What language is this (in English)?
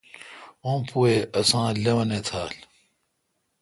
Kalkoti